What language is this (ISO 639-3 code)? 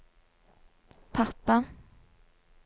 nor